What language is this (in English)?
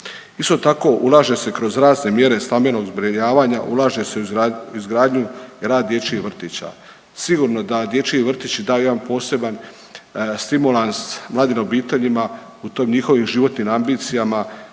Croatian